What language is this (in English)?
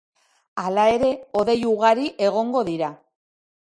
Basque